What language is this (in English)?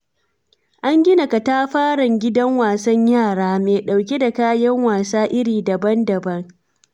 Hausa